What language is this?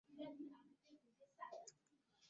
Swahili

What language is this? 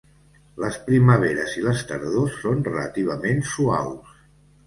Catalan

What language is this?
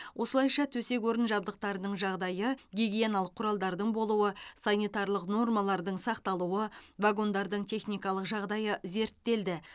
Kazakh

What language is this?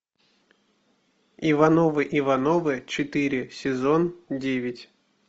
Russian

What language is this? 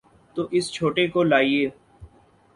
Urdu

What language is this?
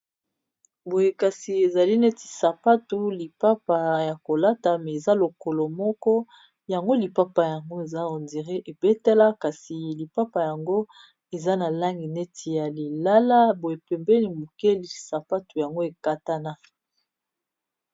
Lingala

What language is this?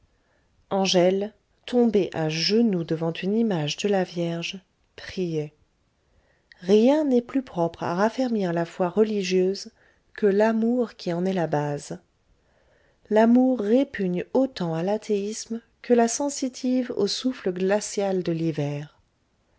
French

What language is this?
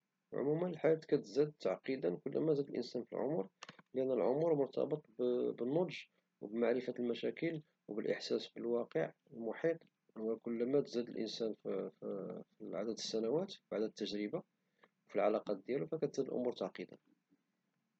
Moroccan Arabic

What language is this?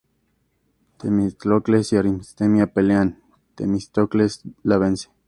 Spanish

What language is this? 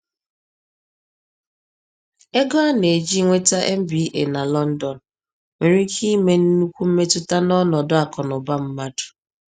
Igbo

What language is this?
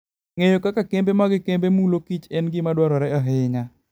Luo (Kenya and Tanzania)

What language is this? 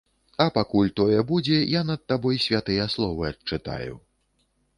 Belarusian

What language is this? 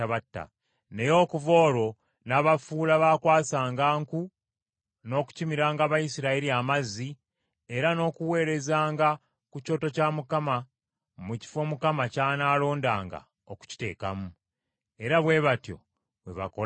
Ganda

